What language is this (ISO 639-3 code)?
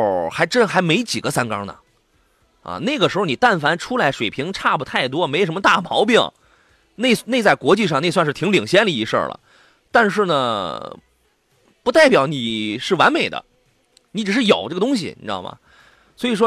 zho